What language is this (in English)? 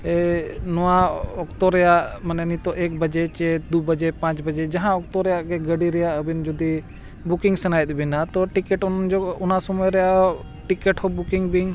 Santali